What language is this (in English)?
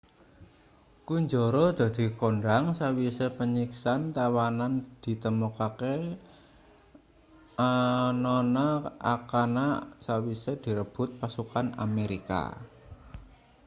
Javanese